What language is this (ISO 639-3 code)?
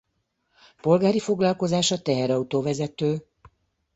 hun